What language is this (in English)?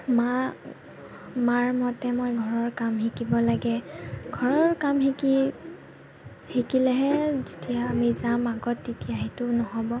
Assamese